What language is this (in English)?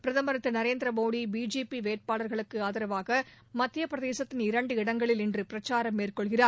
Tamil